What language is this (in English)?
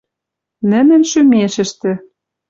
Western Mari